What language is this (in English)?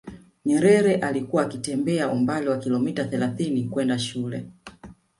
Swahili